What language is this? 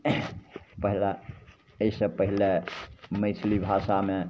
Maithili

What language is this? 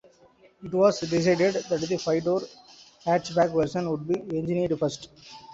English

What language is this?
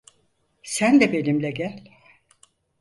Turkish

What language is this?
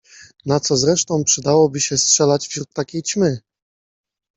Polish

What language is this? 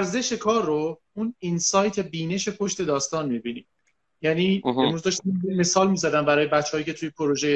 Persian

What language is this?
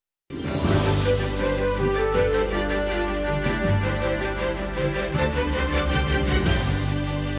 Ukrainian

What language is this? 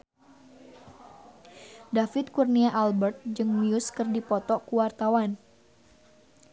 Sundanese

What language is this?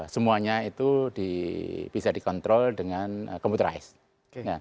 Indonesian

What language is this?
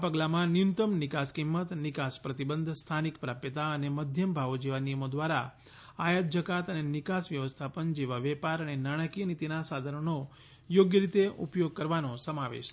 Gujarati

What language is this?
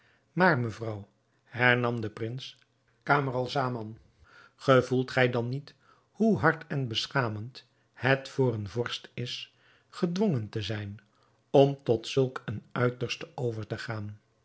Dutch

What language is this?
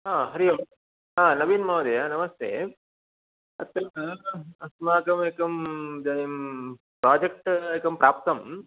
Sanskrit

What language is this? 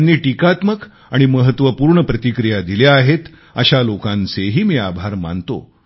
Marathi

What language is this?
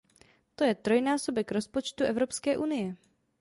Czech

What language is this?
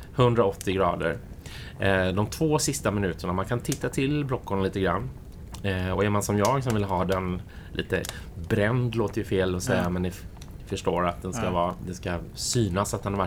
Swedish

